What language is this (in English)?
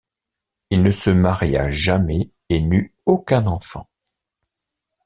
French